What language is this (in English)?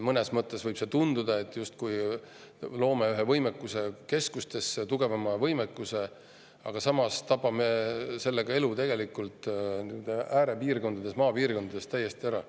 Estonian